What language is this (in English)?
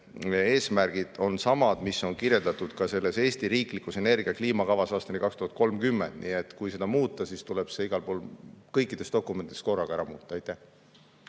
Estonian